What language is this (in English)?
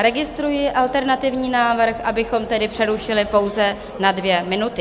Czech